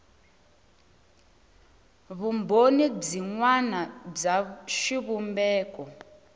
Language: Tsonga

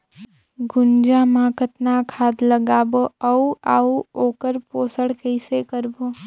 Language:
Chhattisgarhi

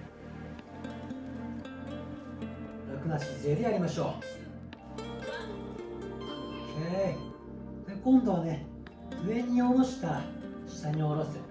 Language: Japanese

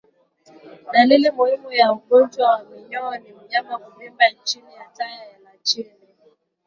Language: Swahili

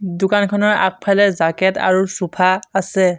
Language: Assamese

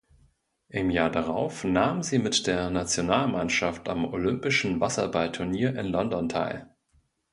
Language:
German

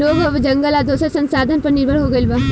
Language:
Bhojpuri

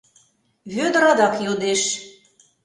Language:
Mari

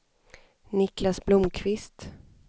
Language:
Swedish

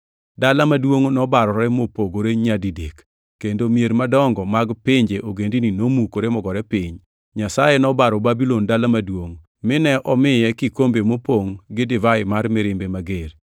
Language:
Luo (Kenya and Tanzania)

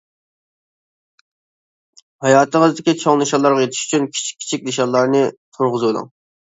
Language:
Uyghur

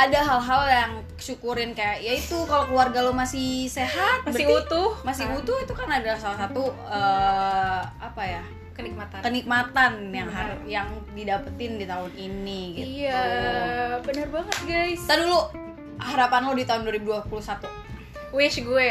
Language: Indonesian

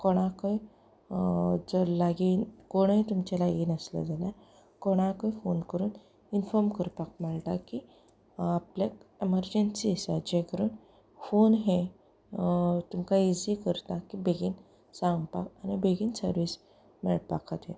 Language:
Konkani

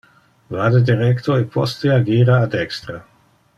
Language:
Interlingua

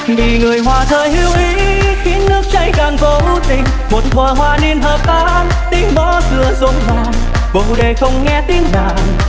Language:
Vietnamese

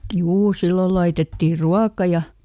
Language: Finnish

